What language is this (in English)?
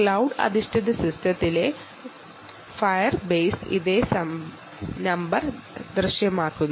Malayalam